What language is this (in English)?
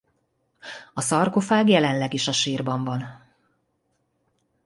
Hungarian